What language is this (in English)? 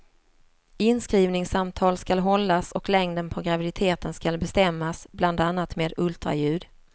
Swedish